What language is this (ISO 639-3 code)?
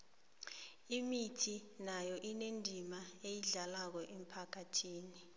nbl